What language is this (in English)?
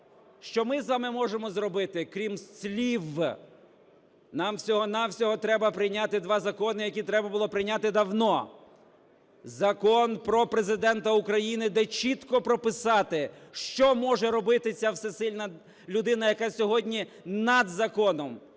Ukrainian